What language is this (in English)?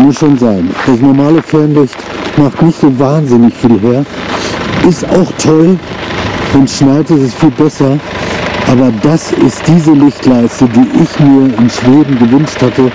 German